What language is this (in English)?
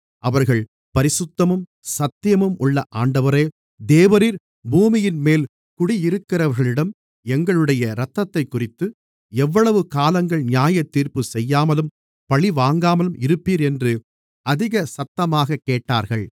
Tamil